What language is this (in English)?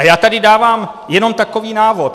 Czech